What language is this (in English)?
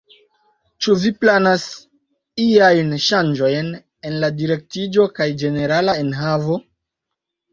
Esperanto